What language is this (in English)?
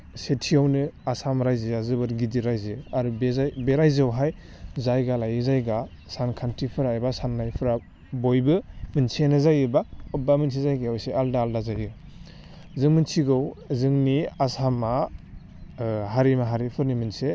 Bodo